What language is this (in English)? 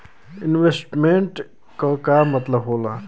Bhojpuri